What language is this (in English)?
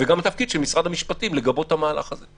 Hebrew